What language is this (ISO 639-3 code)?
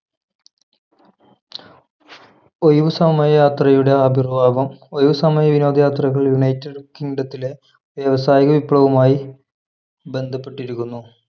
mal